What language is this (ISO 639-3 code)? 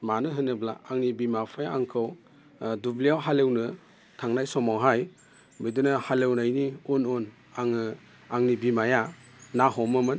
brx